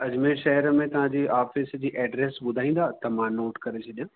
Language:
Sindhi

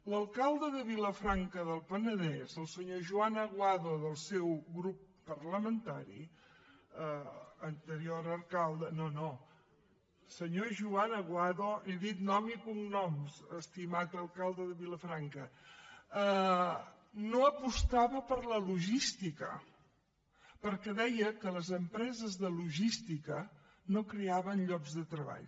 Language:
Catalan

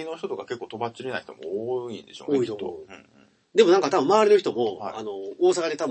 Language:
Japanese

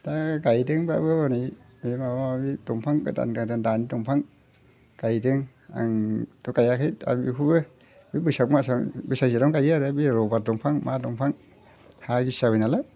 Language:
Bodo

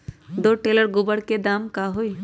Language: Magahi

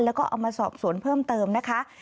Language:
Thai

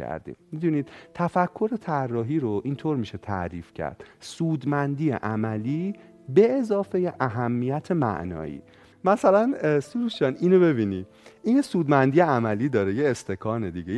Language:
Persian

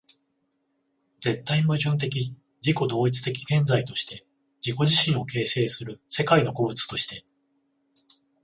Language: Japanese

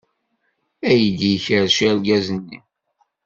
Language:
Kabyle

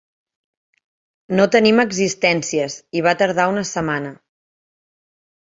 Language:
Catalan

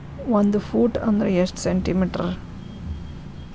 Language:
Kannada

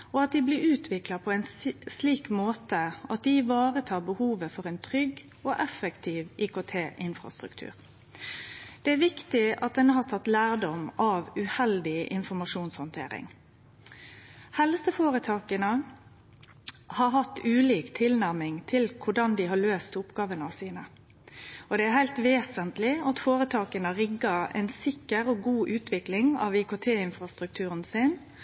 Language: Norwegian Nynorsk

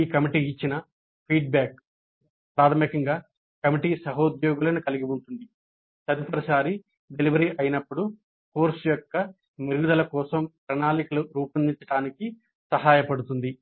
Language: Telugu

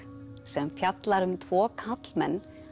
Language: Icelandic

